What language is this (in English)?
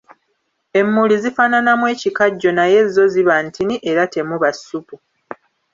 Ganda